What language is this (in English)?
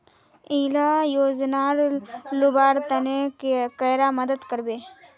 Magahi